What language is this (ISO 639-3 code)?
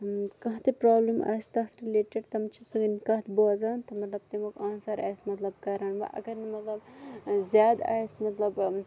kas